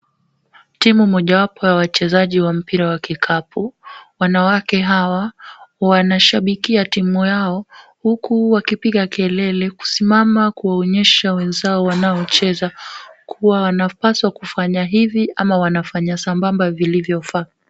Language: Swahili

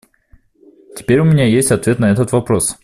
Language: Russian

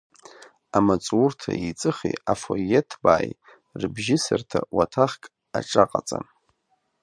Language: Abkhazian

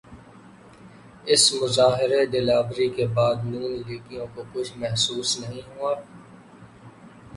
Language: Urdu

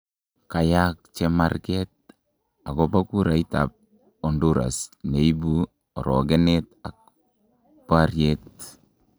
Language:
Kalenjin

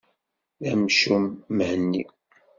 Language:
Kabyle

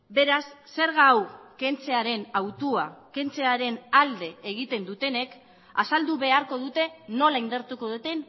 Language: Basque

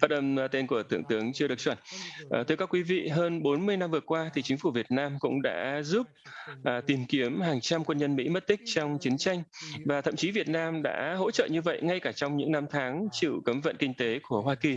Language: Vietnamese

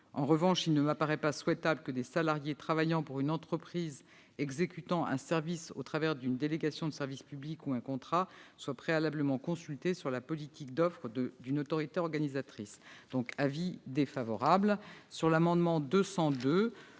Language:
French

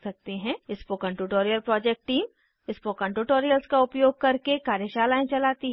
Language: Hindi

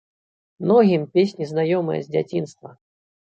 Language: Belarusian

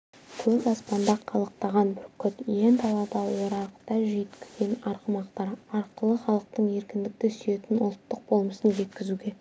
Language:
Kazakh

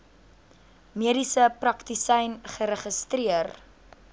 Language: Afrikaans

